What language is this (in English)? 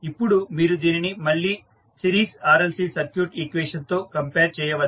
Telugu